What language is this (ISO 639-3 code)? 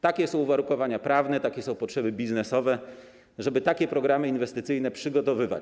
pol